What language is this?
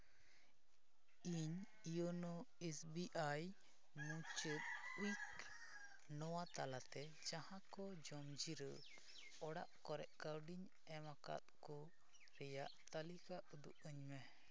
Santali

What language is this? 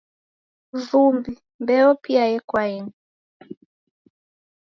Taita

